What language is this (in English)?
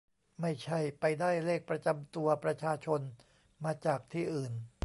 Thai